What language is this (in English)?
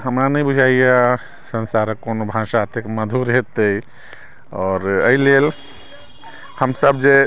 Maithili